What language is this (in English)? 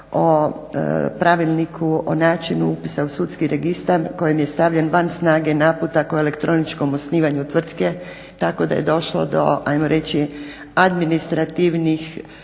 Croatian